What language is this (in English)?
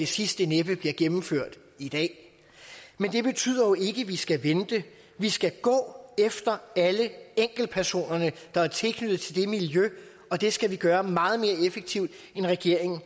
Danish